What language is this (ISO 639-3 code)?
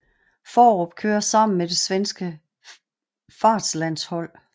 dan